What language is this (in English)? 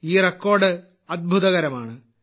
Malayalam